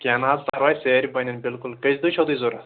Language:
Kashmiri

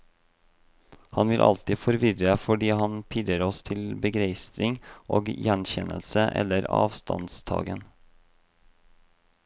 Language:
Norwegian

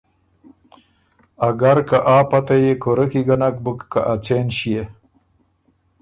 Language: Ormuri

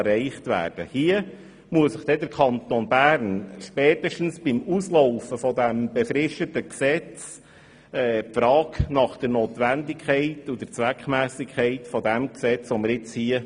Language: Swiss German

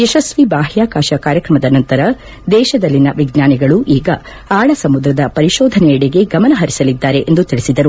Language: Kannada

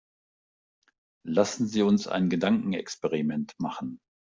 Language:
German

